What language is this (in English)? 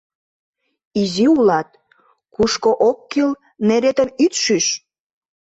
Mari